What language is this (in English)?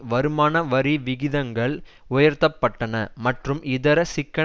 Tamil